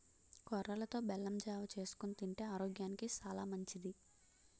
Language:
Telugu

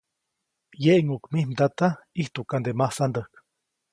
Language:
Copainalá Zoque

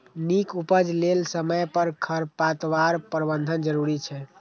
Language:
Maithili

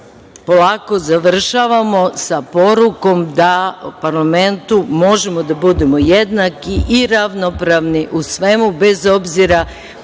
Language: Serbian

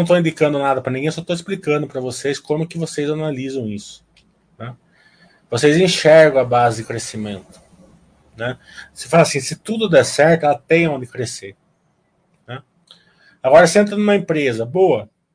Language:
Portuguese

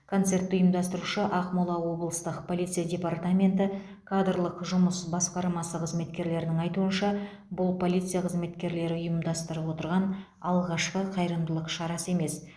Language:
Kazakh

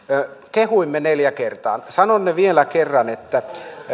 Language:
Finnish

